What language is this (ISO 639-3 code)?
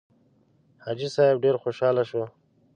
pus